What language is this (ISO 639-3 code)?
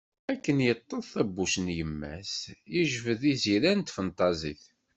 kab